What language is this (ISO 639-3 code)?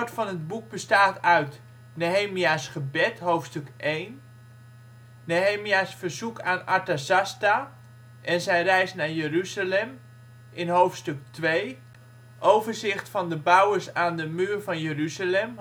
nld